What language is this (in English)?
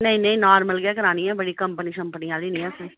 Dogri